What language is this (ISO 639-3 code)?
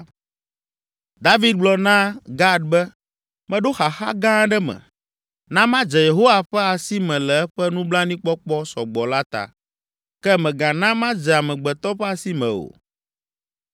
ewe